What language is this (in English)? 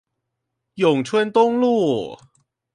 Chinese